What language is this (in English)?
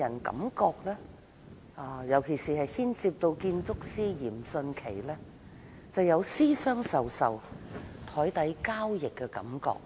Cantonese